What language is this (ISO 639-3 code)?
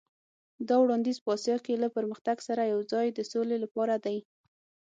pus